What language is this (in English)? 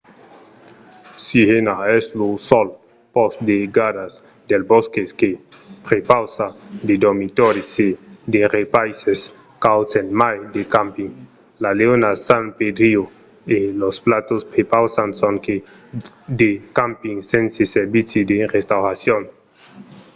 Occitan